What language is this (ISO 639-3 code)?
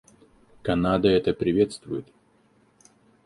rus